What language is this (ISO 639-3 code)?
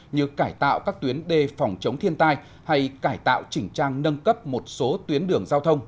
vie